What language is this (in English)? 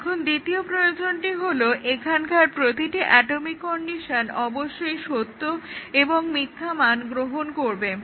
Bangla